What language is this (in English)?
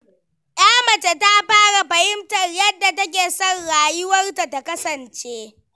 Hausa